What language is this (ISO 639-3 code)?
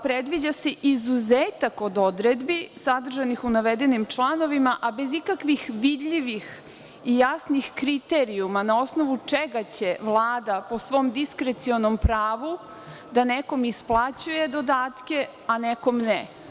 srp